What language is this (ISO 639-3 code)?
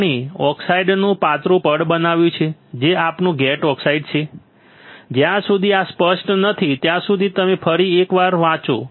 guj